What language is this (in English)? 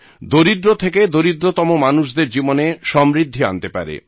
Bangla